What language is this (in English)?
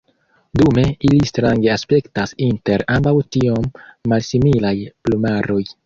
Esperanto